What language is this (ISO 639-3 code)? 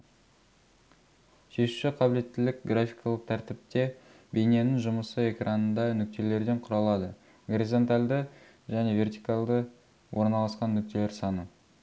kaz